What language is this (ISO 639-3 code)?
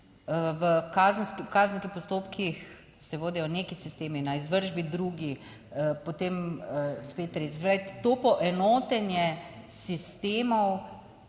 slv